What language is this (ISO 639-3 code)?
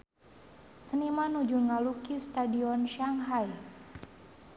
sun